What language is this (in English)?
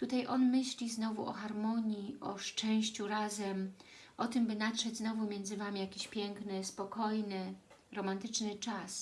Polish